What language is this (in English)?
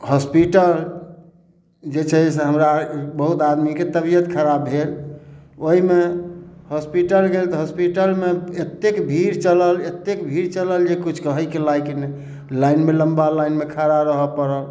Maithili